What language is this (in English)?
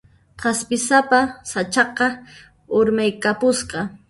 Puno Quechua